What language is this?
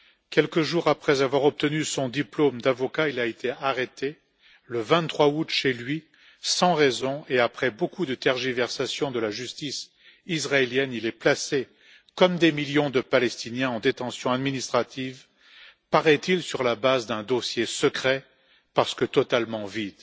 French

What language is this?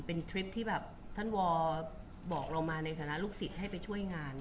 Thai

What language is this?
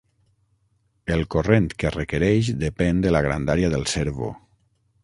Catalan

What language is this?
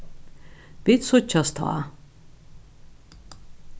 Faroese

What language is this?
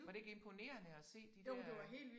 Danish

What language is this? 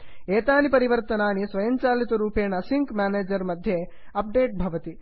Sanskrit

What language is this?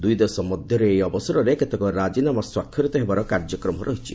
Odia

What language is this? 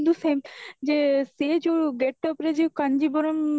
Odia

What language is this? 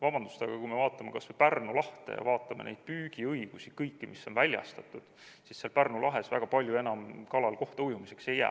Estonian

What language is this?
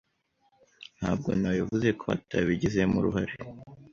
Kinyarwanda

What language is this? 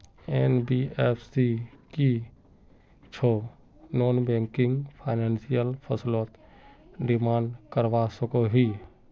Magahi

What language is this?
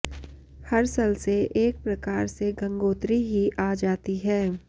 Sanskrit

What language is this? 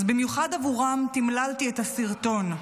Hebrew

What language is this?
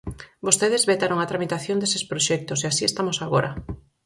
Galician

